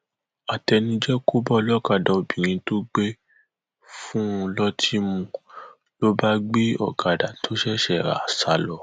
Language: Yoruba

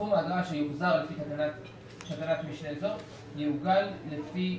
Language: Hebrew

